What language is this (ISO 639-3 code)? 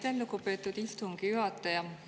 est